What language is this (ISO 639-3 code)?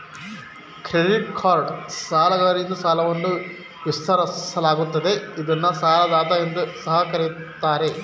kan